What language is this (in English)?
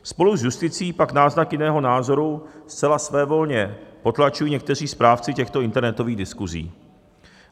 Czech